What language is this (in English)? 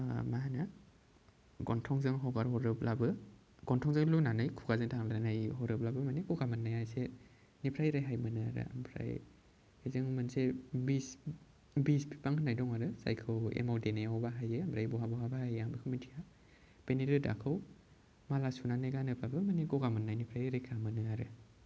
Bodo